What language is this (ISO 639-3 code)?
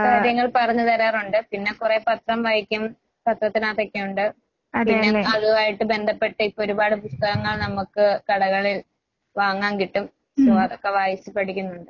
mal